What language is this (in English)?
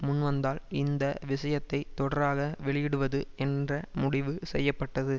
Tamil